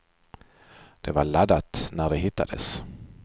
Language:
Swedish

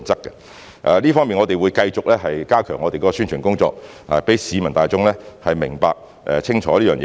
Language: Cantonese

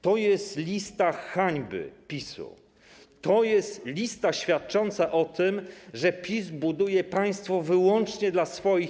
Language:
Polish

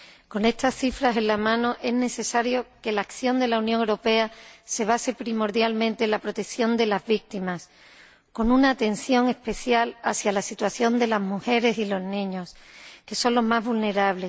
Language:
Spanish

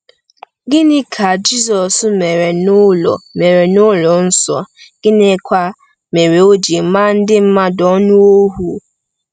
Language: Igbo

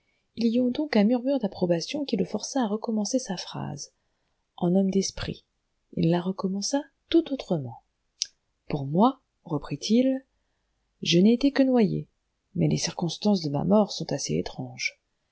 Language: French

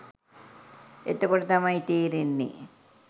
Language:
Sinhala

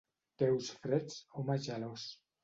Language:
Catalan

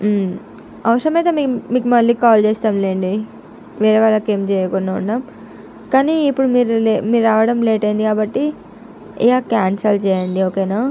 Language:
Telugu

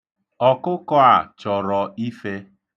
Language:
Igbo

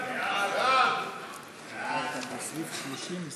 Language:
Hebrew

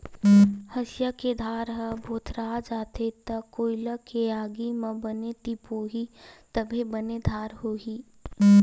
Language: Chhattisgarhi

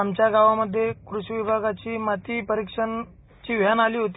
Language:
Marathi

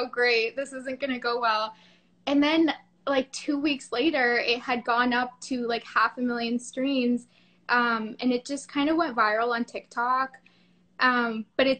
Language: English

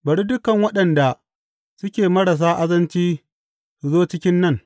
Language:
Hausa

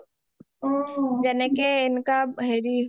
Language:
Assamese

